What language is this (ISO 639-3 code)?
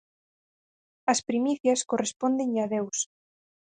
glg